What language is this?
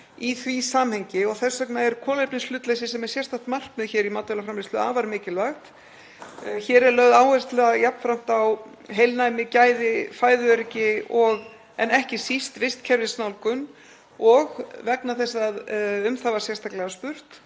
Icelandic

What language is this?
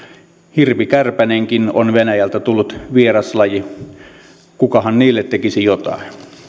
Finnish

